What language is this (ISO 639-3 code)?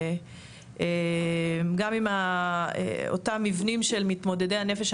heb